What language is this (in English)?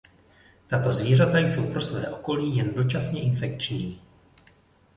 Czech